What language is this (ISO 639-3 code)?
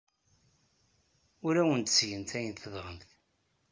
kab